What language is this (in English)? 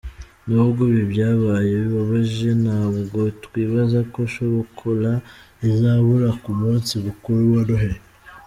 Kinyarwanda